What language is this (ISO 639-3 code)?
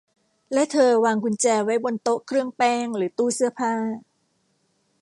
tha